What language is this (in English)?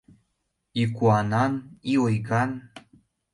Mari